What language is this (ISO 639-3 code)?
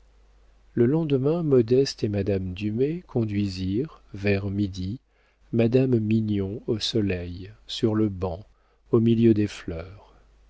fra